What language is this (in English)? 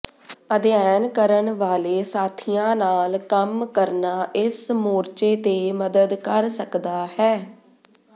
Punjabi